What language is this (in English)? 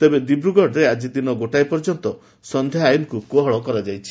Odia